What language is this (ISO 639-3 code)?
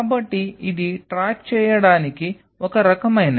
tel